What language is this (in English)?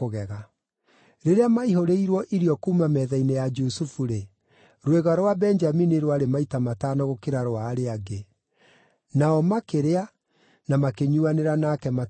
Kikuyu